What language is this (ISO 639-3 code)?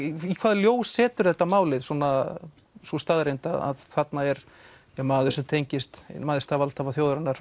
isl